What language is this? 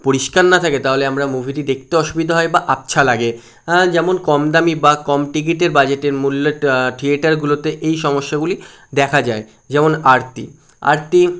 Bangla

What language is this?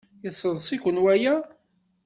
Kabyle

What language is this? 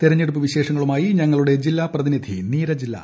Malayalam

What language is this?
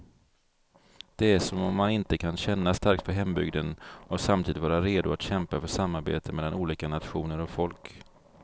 Swedish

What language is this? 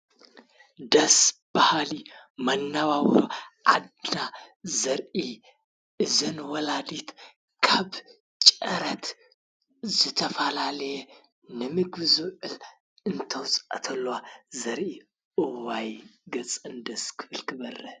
Tigrinya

